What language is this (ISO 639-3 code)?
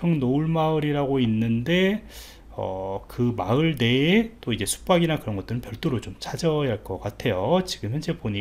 kor